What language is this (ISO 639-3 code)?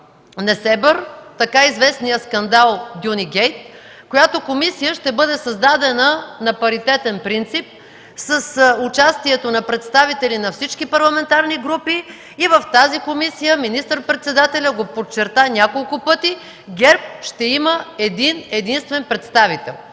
bul